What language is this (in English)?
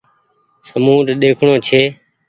Goaria